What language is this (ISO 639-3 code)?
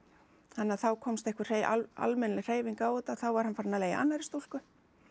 isl